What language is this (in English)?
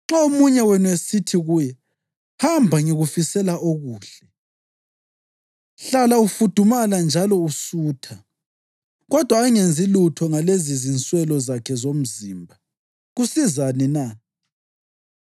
North Ndebele